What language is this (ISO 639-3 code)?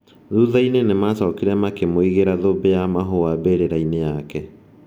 kik